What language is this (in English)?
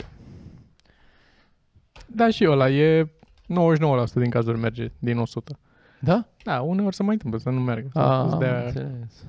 Romanian